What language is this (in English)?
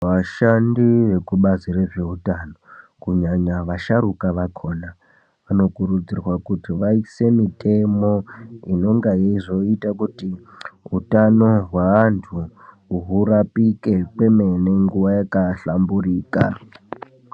Ndau